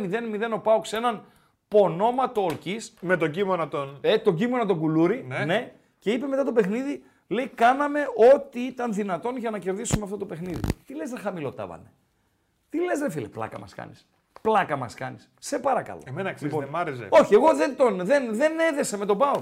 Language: Greek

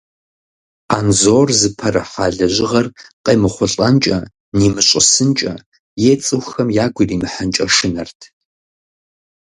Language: Kabardian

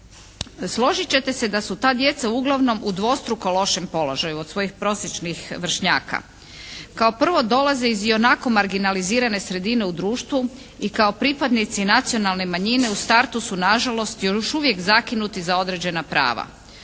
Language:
Croatian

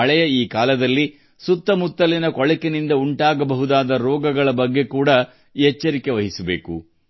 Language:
Kannada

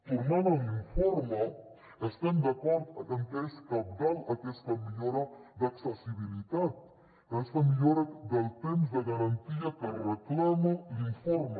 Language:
Catalan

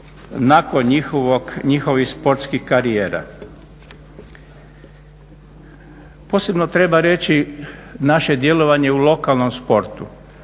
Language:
Croatian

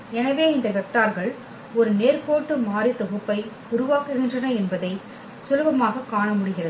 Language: Tamil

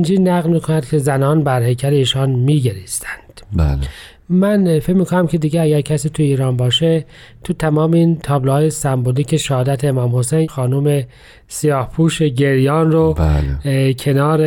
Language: Persian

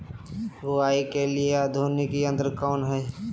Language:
Magahi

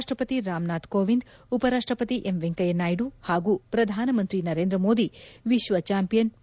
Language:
Kannada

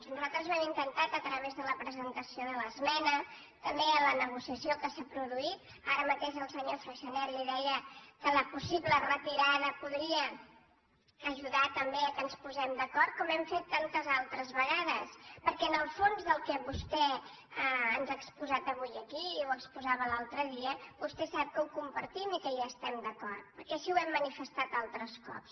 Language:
Catalan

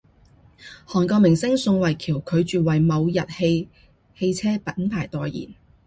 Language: Cantonese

